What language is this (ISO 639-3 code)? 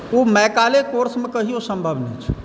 mai